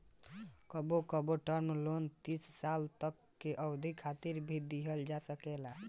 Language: Bhojpuri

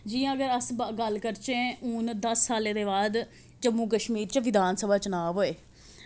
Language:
Dogri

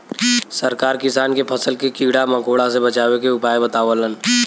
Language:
Bhojpuri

